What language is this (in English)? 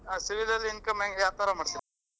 Kannada